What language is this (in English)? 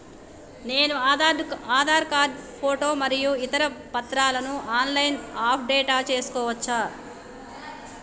Telugu